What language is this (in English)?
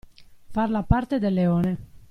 Italian